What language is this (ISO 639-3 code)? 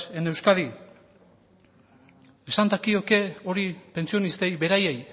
eus